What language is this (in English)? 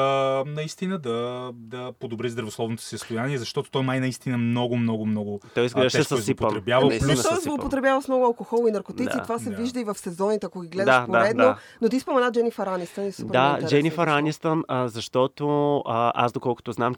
Bulgarian